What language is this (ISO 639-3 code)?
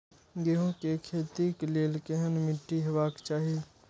mai